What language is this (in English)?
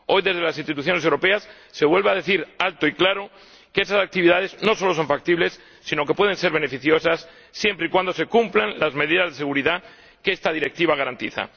Spanish